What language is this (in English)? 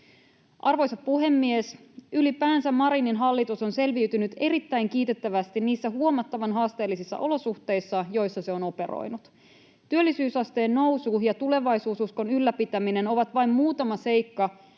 Finnish